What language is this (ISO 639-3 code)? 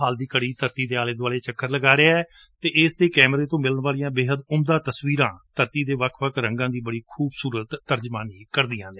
pan